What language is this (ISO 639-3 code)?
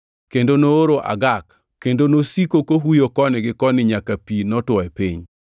luo